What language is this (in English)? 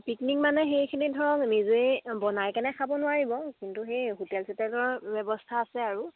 Assamese